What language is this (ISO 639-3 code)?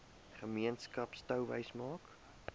afr